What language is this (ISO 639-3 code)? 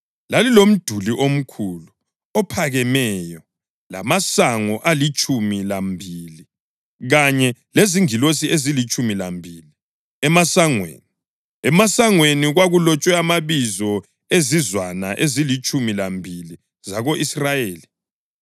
nde